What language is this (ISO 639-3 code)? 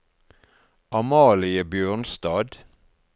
nor